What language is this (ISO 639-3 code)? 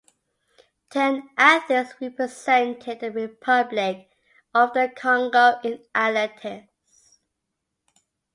eng